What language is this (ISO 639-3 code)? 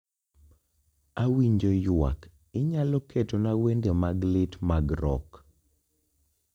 luo